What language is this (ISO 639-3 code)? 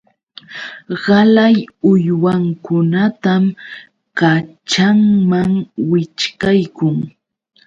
qux